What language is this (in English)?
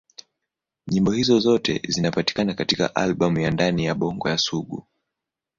Swahili